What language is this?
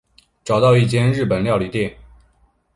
Chinese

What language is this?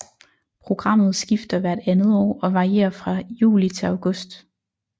Danish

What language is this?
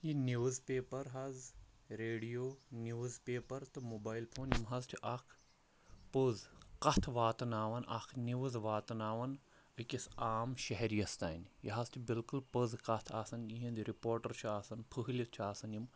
Kashmiri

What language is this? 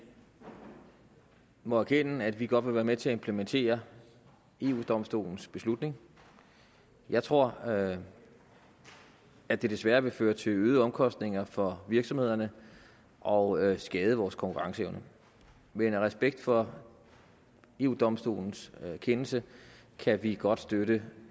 Danish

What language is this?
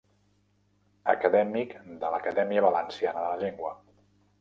Catalan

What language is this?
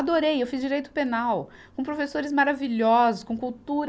Portuguese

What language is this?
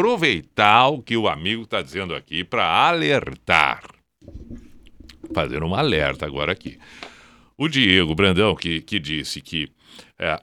Portuguese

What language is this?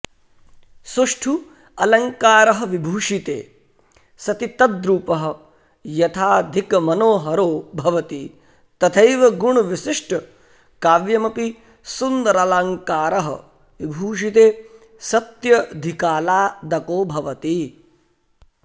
Sanskrit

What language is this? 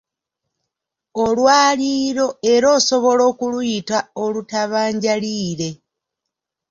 Ganda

